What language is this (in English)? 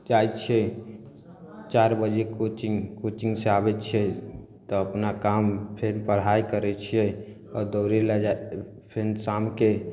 Maithili